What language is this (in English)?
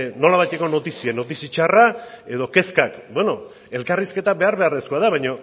Basque